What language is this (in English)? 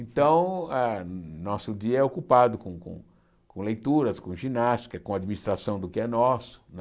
Portuguese